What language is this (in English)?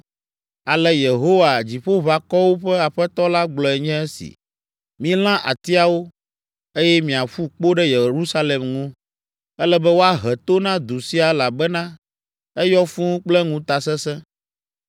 Ewe